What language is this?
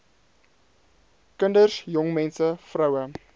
Afrikaans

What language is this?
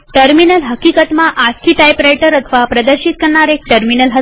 Gujarati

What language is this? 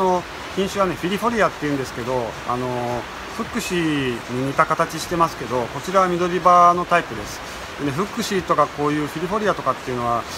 Japanese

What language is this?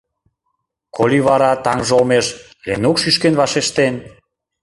Mari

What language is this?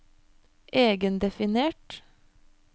Norwegian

